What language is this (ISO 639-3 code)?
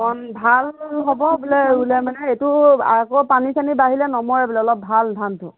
asm